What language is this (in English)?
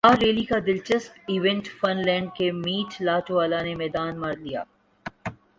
Urdu